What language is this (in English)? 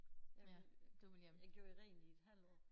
Danish